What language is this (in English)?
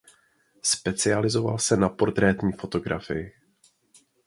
Czech